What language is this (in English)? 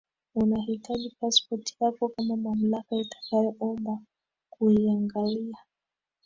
Swahili